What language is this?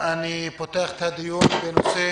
Hebrew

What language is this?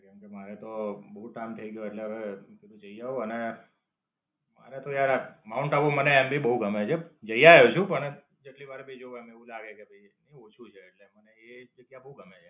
Gujarati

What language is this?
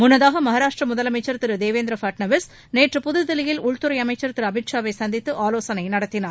Tamil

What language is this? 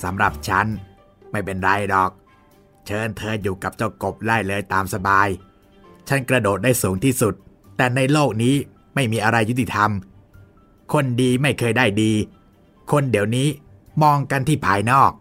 Thai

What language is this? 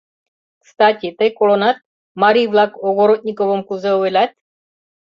Mari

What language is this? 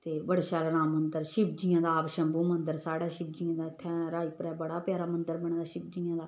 Dogri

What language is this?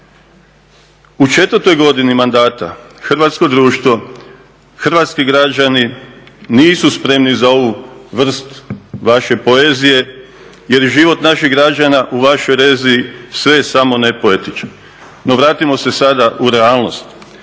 Croatian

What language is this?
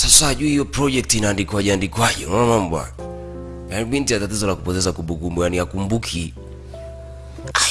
Swahili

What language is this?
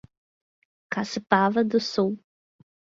Portuguese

